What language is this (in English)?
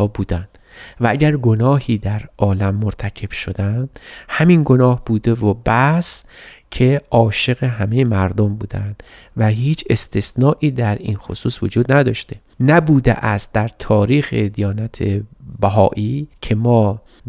Persian